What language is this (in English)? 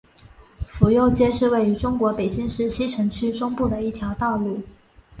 Chinese